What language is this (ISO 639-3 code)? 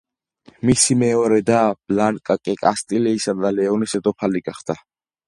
kat